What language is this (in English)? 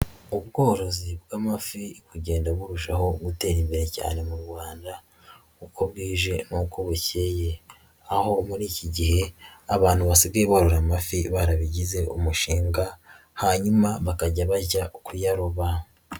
Kinyarwanda